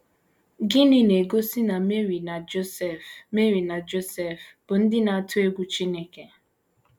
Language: Igbo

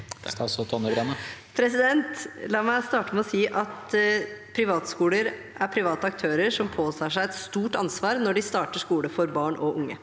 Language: Norwegian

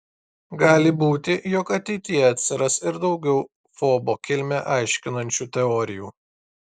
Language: Lithuanian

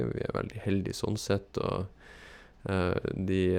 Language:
Norwegian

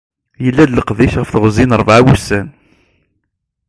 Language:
Kabyle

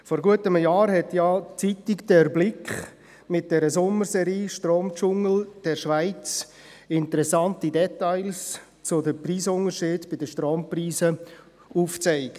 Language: Swiss German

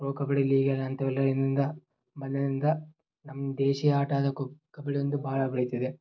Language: Kannada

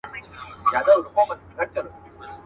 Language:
Pashto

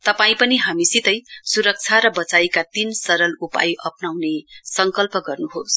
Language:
Nepali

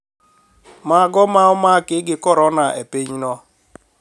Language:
Luo (Kenya and Tanzania)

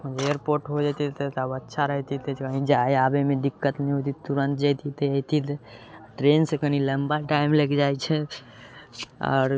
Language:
Maithili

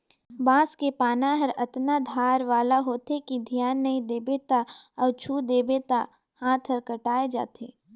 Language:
Chhattisgarhi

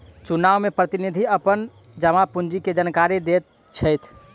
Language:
Maithili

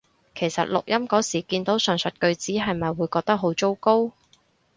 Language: Cantonese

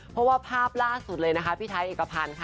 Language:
Thai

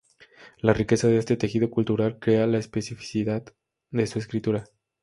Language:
Spanish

